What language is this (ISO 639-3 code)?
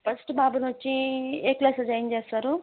tel